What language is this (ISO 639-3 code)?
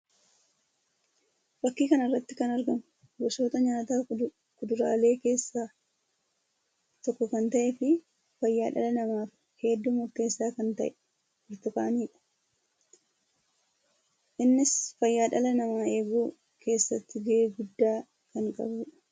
orm